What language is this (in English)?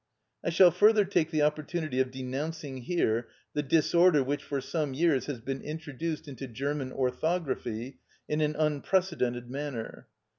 English